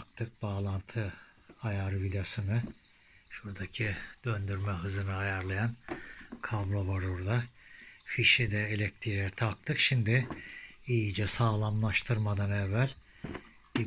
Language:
Turkish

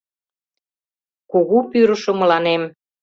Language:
Mari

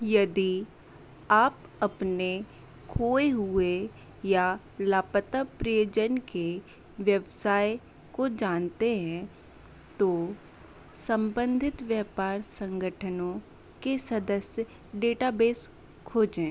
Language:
Hindi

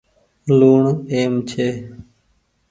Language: Goaria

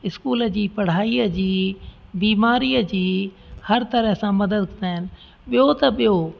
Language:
Sindhi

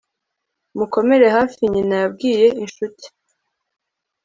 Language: Kinyarwanda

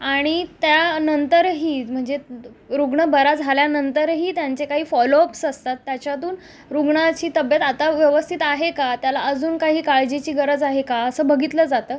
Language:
Marathi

